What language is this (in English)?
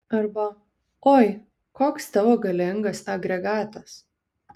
Lithuanian